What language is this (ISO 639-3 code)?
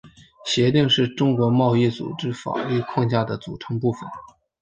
zho